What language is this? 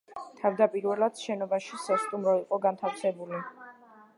Georgian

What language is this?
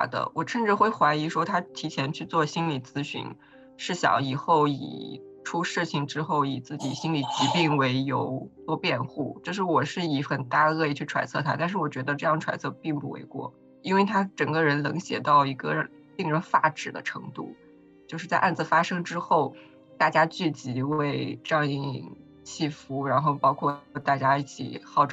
Chinese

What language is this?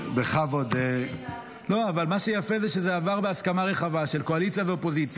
Hebrew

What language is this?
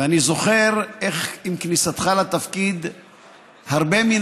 Hebrew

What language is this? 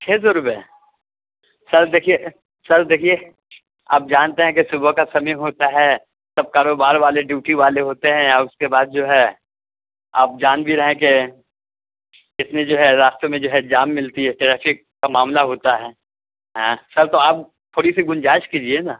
Urdu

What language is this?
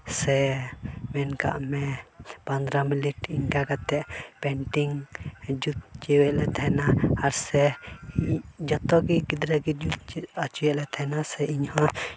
Santali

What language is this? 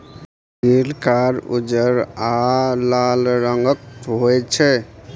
Maithili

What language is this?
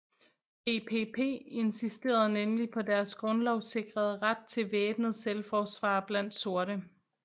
Danish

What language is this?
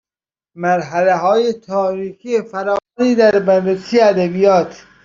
Persian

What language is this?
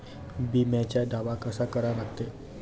Marathi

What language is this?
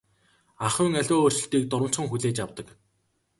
Mongolian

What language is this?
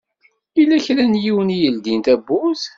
Kabyle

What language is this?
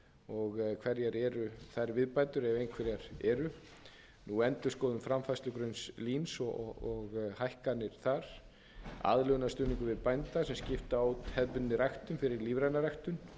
Icelandic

